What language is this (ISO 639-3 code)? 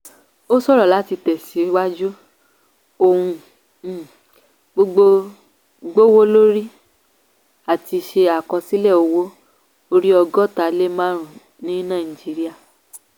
yor